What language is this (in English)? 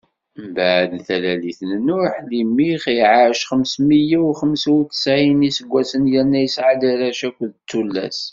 Kabyle